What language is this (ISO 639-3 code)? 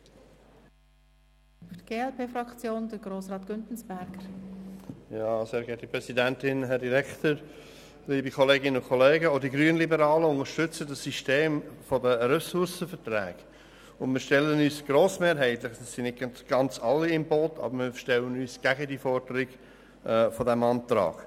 gsw